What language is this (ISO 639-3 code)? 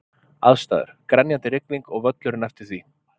isl